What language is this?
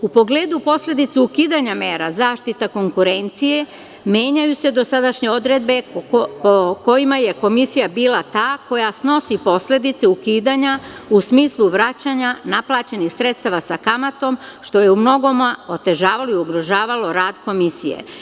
Serbian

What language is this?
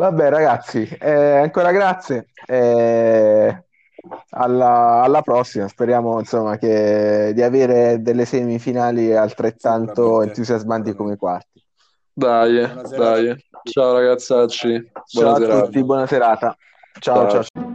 Italian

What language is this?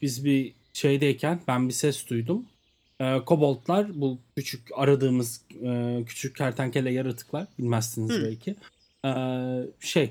Turkish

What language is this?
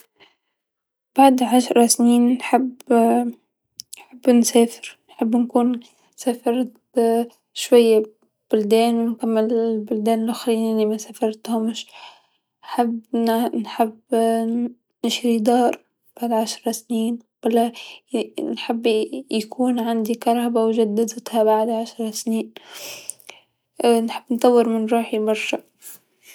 Tunisian Arabic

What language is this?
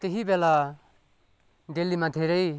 Nepali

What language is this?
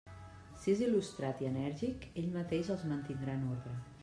Catalan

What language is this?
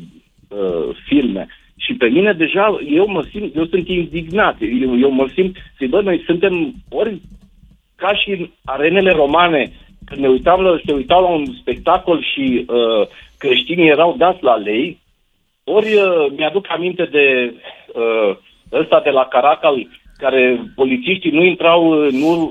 Romanian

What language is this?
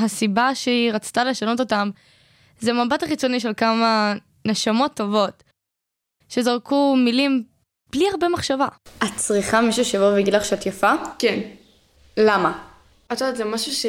Hebrew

